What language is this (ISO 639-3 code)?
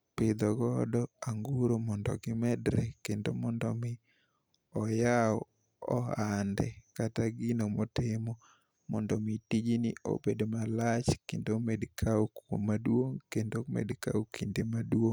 luo